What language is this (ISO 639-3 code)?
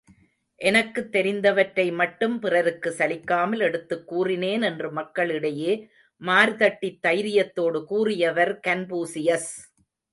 tam